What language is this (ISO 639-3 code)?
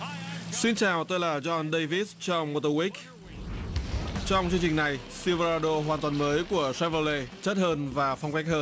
vie